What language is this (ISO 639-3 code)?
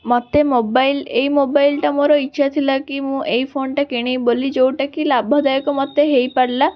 ori